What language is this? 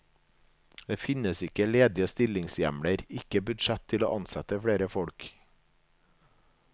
Norwegian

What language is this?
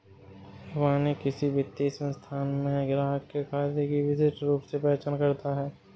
Hindi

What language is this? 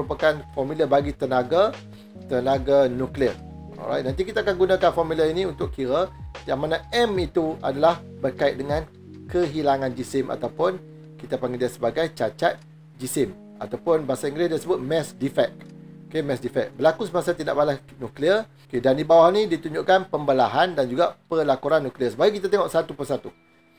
Malay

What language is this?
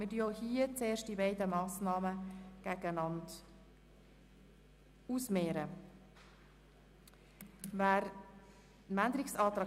Swiss German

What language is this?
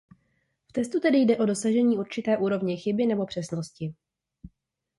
Czech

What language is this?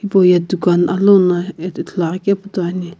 Sumi Naga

